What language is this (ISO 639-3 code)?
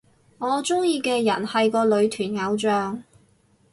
yue